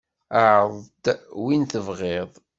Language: Kabyle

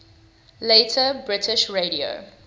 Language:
English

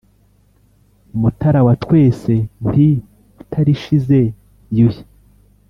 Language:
Kinyarwanda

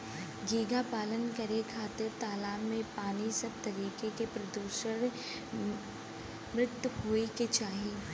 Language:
Bhojpuri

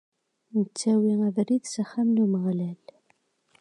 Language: Kabyle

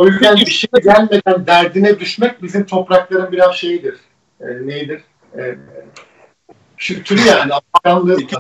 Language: Turkish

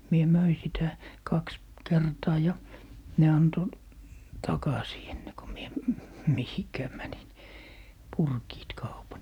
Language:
Finnish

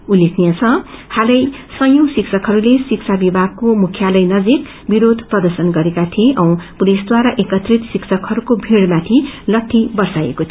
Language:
Nepali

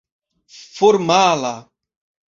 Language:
Esperanto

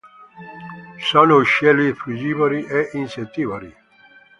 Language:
Italian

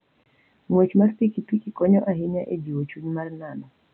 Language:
Luo (Kenya and Tanzania)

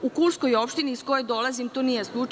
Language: Serbian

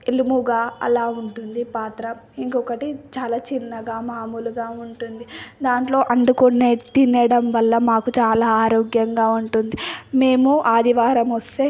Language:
Telugu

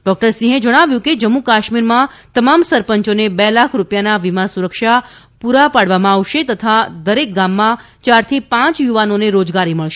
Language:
Gujarati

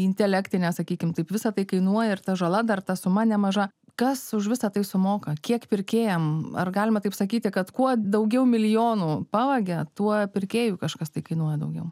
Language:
Lithuanian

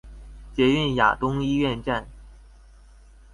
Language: Chinese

